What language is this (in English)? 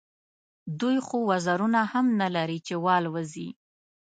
Pashto